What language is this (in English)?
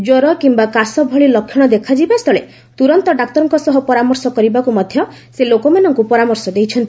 Odia